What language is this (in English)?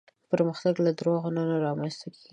Pashto